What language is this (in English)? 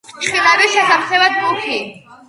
Georgian